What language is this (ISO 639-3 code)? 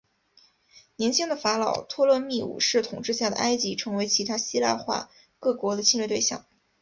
zho